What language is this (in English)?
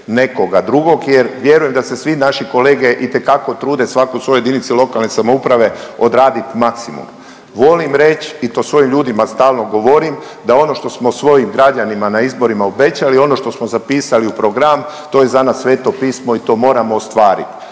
Croatian